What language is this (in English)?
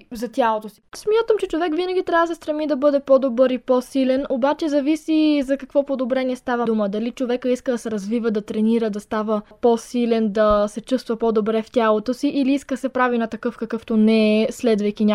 Bulgarian